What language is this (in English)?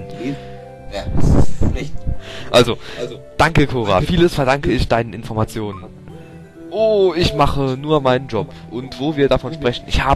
German